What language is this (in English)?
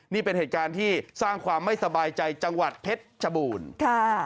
Thai